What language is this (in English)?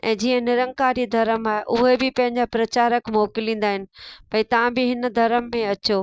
Sindhi